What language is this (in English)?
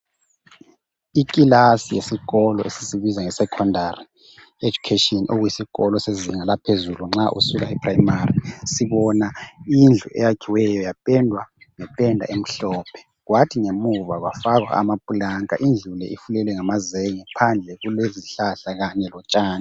North Ndebele